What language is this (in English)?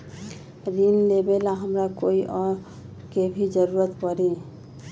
Magahi